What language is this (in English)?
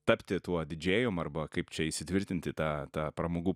Lithuanian